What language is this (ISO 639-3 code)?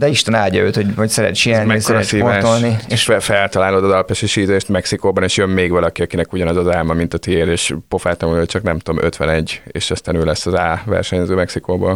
hun